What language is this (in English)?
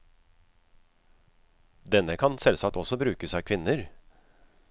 Norwegian